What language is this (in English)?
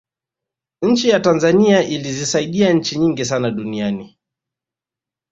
Swahili